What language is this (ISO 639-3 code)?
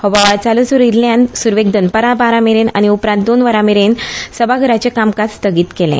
kok